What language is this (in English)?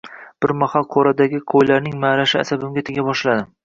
Uzbek